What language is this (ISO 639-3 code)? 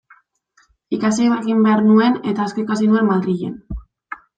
eus